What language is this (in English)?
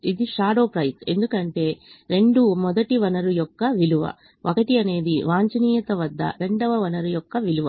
Telugu